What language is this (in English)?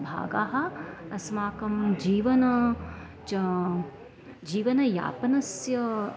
Sanskrit